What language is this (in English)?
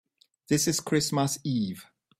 English